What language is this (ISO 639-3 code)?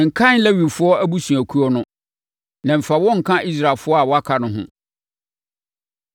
aka